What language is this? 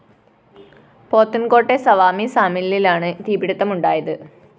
Malayalam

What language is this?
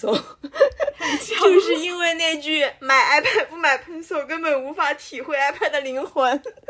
Chinese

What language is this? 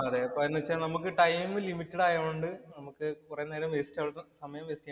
Malayalam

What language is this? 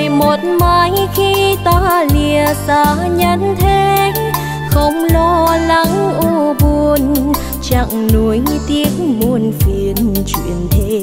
Vietnamese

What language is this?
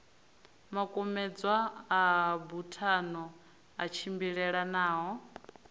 Venda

